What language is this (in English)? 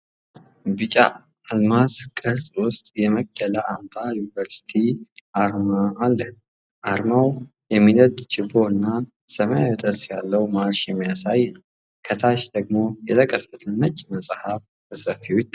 Amharic